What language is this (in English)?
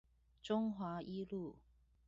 Chinese